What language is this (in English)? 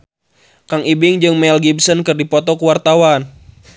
Sundanese